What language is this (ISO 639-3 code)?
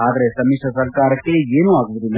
kan